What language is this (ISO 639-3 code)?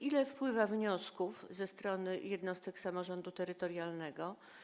pol